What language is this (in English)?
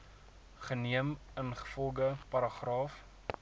Afrikaans